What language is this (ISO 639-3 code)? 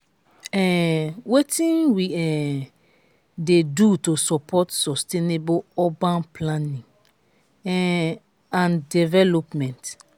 pcm